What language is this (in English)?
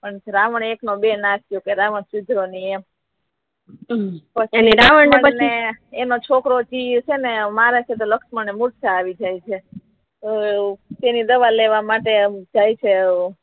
Gujarati